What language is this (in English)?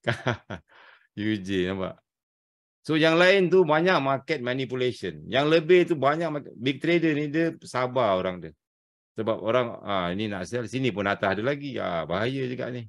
Malay